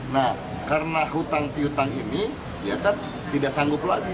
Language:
Indonesian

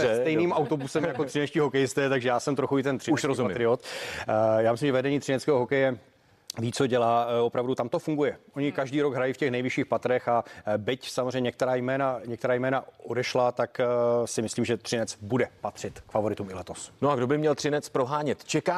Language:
Czech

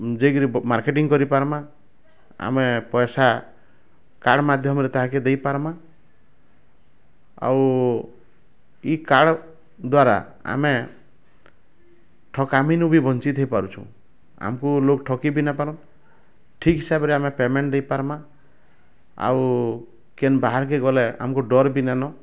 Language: Odia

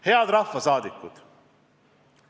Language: Estonian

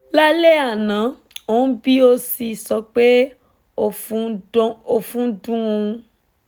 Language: Yoruba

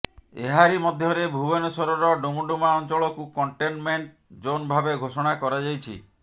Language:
Odia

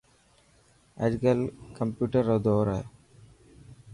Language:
Dhatki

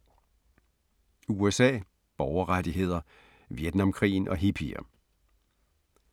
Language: Danish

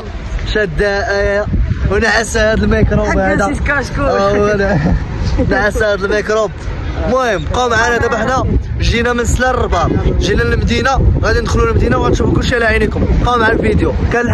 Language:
Arabic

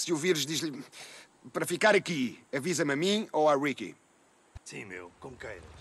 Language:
Portuguese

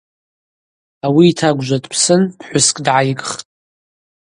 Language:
Abaza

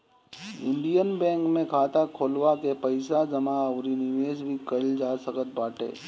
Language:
Bhojpuri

